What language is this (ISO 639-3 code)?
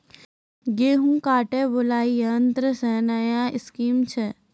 mai